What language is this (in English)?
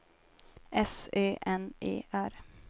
Swedish